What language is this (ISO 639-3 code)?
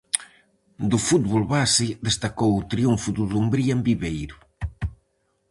glg